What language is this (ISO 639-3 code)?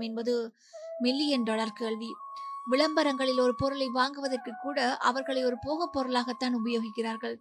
tam